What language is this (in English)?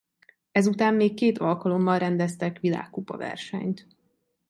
Hungarian